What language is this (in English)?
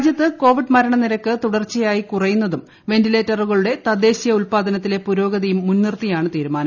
Malayalam